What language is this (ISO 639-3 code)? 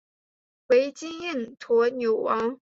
zho